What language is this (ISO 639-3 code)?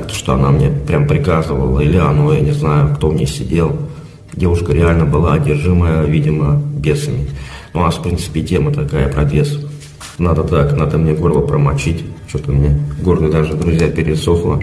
rus